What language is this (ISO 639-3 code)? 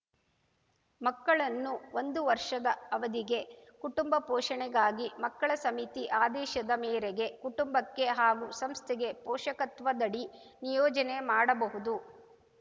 kan